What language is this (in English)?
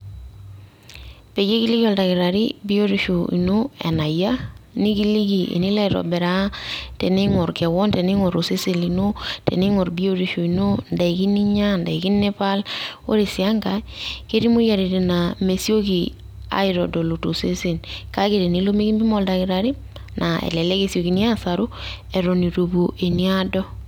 Masai